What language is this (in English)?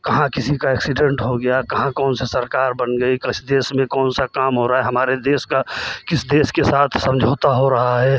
Hindi